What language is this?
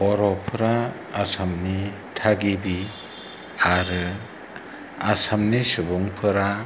Bodo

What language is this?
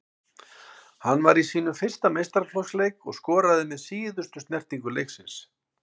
Icelandic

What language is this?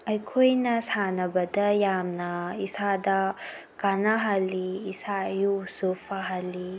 Manipuri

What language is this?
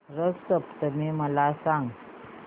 Marathi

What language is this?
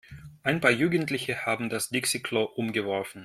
German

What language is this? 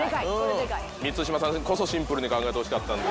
Japanese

